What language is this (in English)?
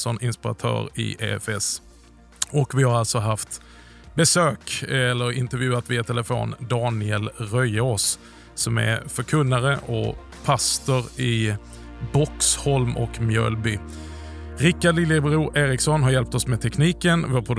Swedish